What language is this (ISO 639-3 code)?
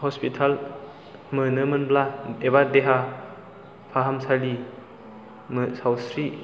brx